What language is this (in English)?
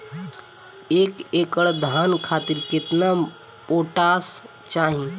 Bhojpuri